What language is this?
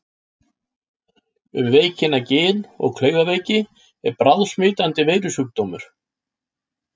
Icelandic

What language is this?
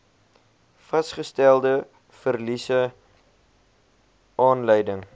Afrikaans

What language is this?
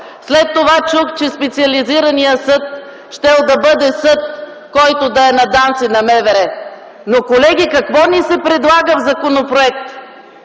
Bulgarian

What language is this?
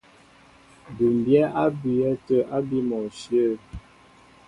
Mbo (Cameroon)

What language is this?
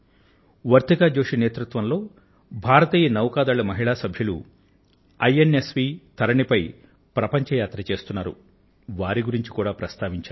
Telugu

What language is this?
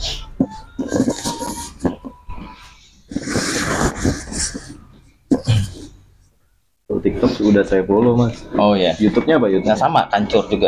Indonesian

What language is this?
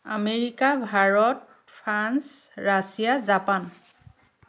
Assamese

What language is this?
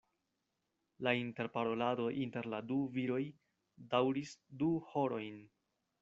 Esperanto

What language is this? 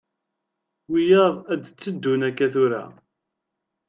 Kabyle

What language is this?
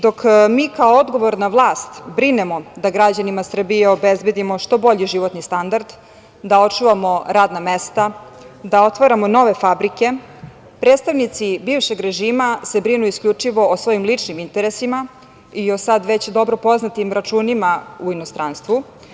Serbian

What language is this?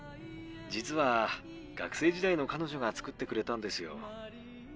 Japanese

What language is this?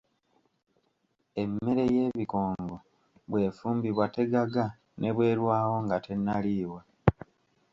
Ganda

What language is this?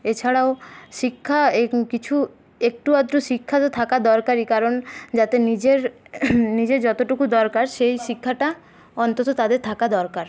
Bangla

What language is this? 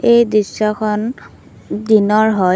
Assamese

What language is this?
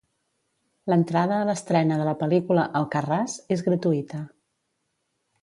Catalan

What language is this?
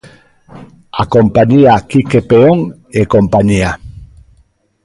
Galician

